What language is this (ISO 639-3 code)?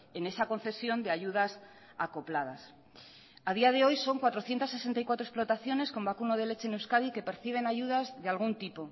spa